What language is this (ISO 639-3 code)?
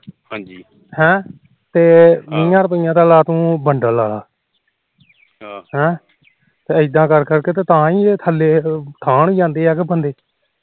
pan